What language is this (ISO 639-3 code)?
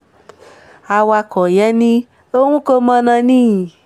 yor